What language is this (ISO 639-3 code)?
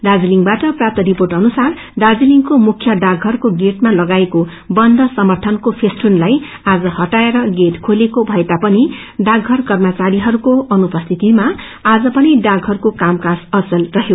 nep